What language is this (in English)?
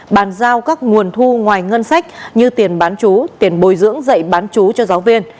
Vietnamese